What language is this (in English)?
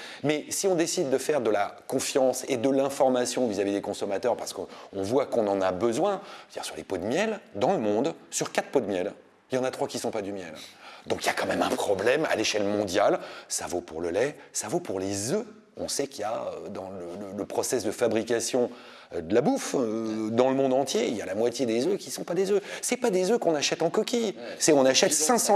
French